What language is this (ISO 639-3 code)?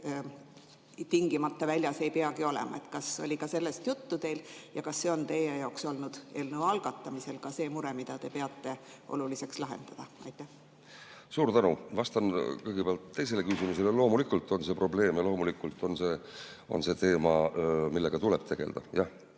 est